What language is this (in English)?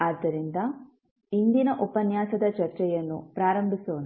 Kannada